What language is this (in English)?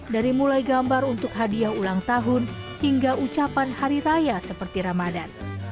Indonesian